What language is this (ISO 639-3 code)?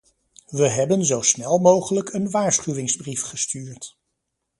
nld